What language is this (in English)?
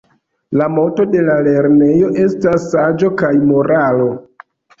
Esperanto